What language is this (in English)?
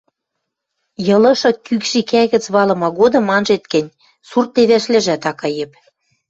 Western Mari